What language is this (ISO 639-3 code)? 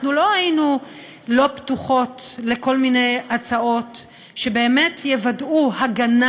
heb